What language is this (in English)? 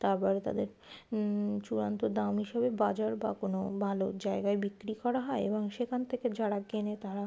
Bangla